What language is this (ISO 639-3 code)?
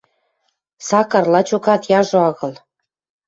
mrj